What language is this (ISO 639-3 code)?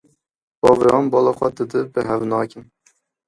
kur